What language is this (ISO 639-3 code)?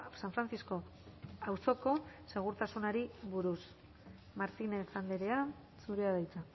eus